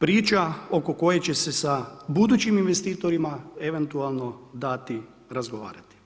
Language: Croatian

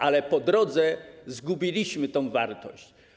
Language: Polish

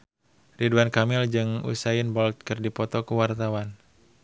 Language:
Sundanese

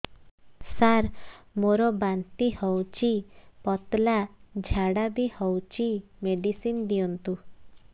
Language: Odia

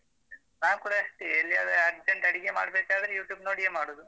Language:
Kannada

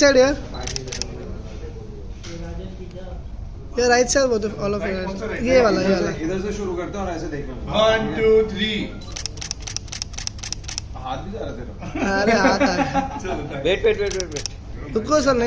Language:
Arabic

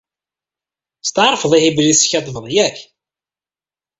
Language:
Kabyle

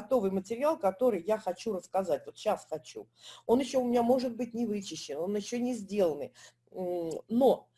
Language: Russian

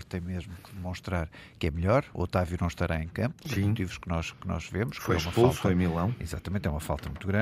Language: Portuguese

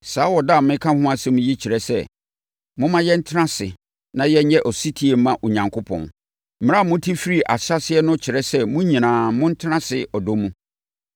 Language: Akan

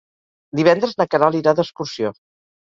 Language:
Catalan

